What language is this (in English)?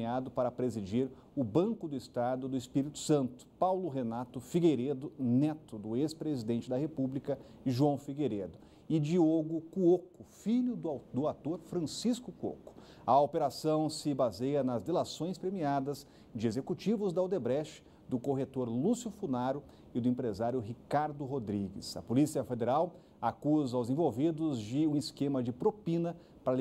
Portuguese